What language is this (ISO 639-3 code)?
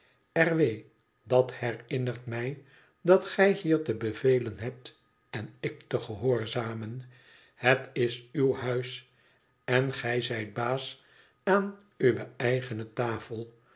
nld